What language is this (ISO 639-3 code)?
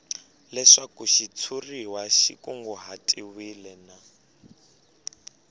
tso